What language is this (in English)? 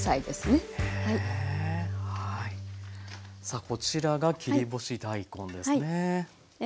Japanese